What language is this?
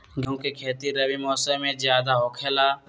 Magahi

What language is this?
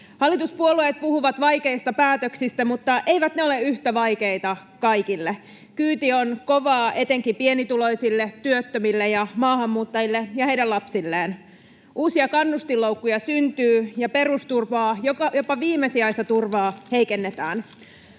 Finnish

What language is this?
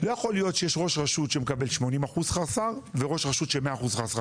Hebrew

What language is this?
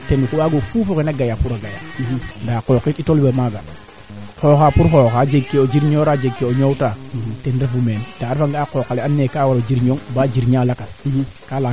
Serer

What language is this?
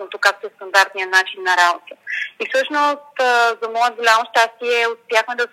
Bulgarian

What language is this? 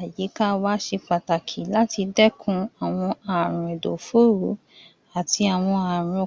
Yoruba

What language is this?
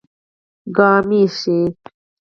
Pashto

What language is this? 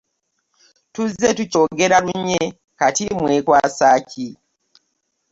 Ganda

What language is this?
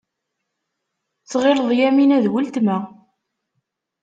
Kabyle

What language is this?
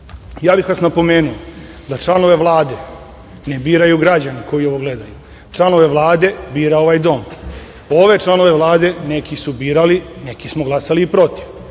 Serbian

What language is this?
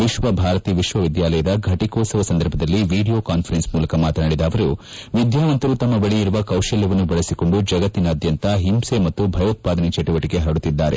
Kannada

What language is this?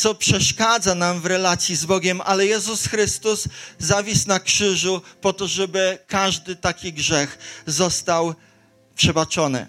Polish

